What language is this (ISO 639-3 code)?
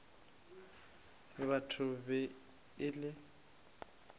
nso